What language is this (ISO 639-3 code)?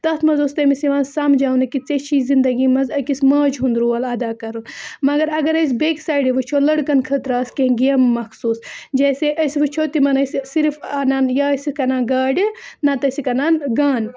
kas